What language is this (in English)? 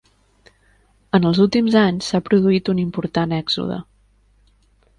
Catalan